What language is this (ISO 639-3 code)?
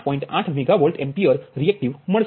guj